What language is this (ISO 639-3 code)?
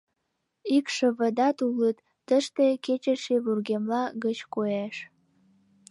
chm